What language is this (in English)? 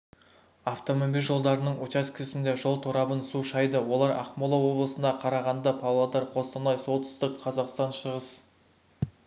Kazakh